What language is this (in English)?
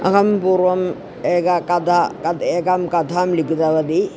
Sanskrit